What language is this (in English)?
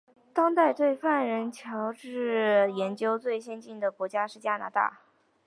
Chinese